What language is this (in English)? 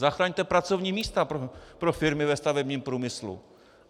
Czech